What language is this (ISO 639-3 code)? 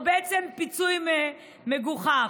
heb